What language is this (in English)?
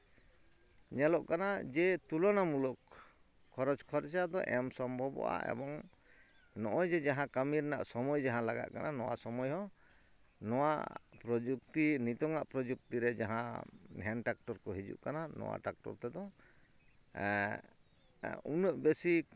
Santali